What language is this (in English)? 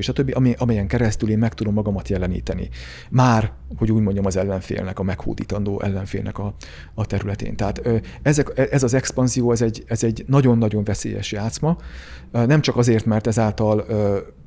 Hungarian